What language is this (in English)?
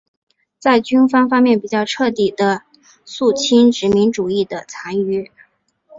Chinese